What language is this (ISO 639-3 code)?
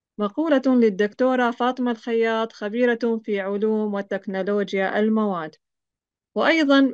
ara